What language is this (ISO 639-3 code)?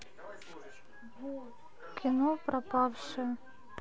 rus